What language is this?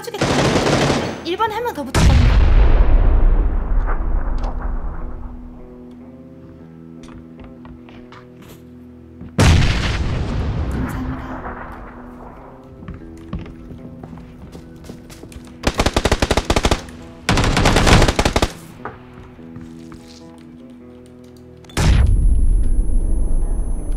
Korean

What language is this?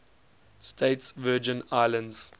English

